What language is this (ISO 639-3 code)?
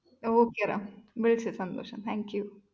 mal